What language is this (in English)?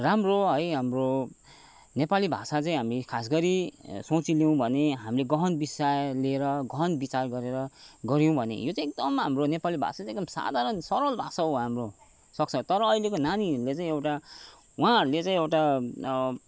Nepali